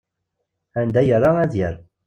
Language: Kabyle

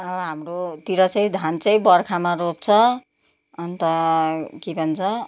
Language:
Nepali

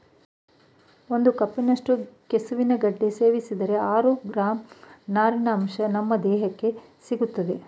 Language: Kannada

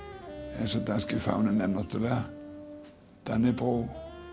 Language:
Icelandic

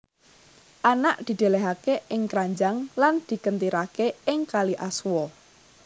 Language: Javanese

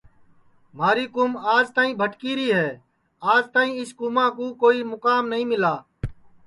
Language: Sansi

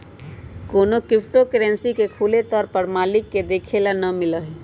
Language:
Magahi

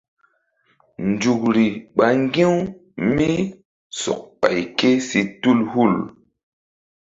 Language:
Mbum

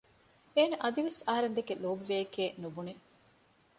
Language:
Divehi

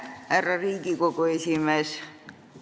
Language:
Estonian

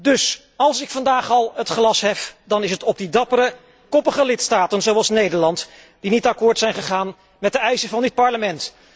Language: Dutch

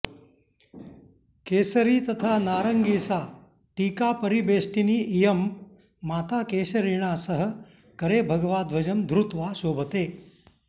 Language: Sanskrit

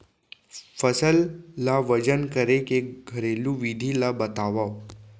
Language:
Chhattisgarhi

